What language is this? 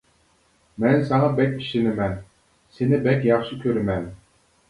Uyghur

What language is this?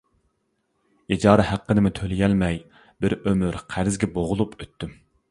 Uyghur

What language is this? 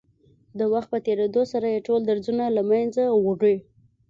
Pashto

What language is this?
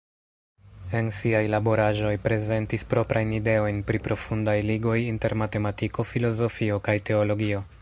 Esperanto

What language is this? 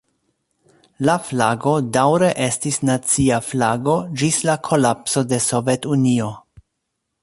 Esperanto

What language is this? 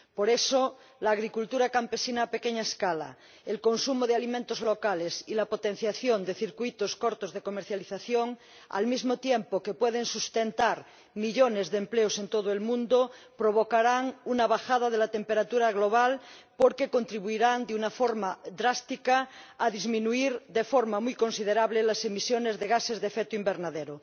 Spanish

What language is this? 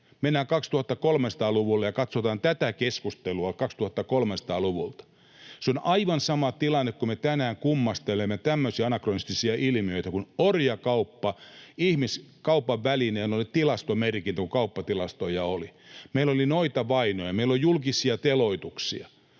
Finnish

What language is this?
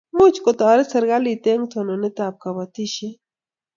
Kalenjin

